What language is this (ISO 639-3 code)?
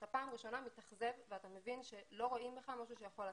heb